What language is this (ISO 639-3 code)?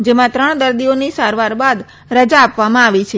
guj